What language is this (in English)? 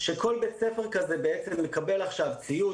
Hebrew